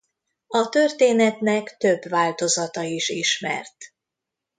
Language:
Hungarian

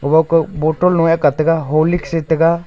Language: Wancho Naga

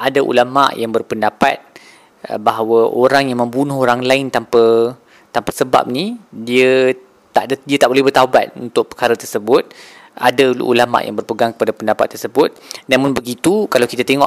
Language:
Malay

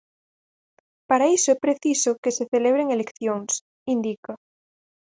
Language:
Galician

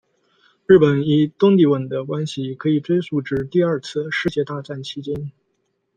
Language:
Chinese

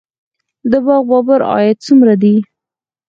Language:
Pashto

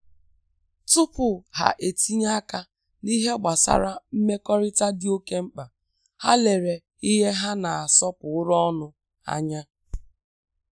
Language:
Igbo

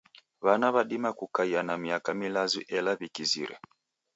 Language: Taita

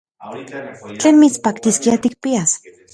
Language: Central Puebla Nahuatl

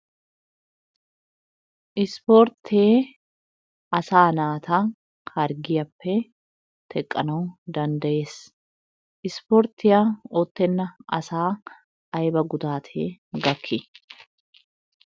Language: Wolaytta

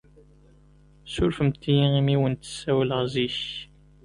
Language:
Kabyle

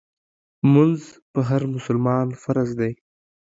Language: Pashto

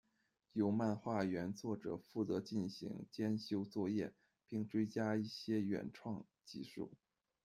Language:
Chinese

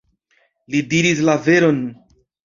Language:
Esperanto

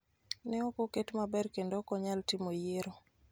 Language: Luo (Kenya and Tanzania)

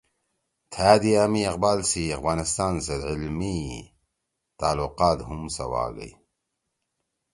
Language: Torwali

